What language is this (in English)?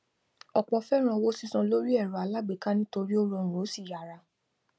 Yoruba